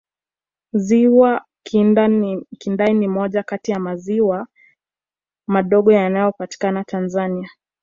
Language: Swahili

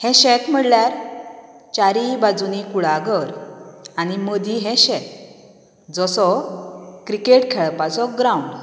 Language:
Konkani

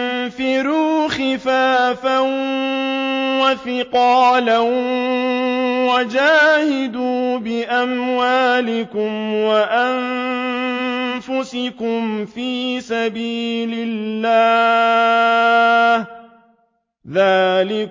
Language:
Arabic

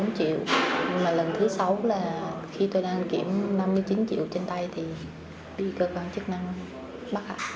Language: Vietnamese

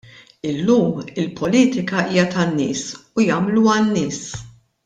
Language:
Maltese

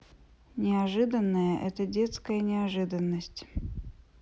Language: Russian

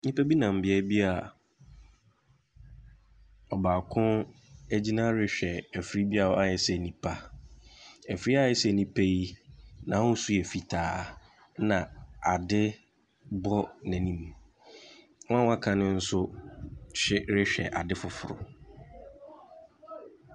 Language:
Akan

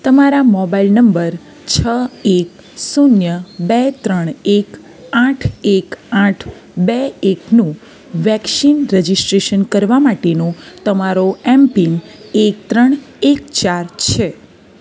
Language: Gujarati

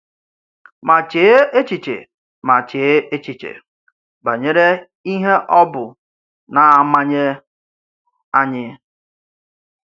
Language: Igbo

